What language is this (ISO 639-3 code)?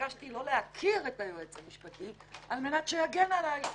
heb